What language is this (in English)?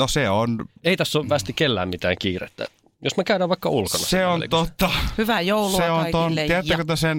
Finnish